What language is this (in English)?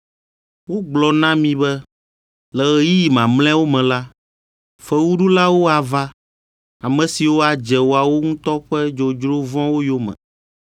Ewe